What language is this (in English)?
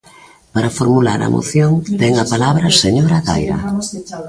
Galician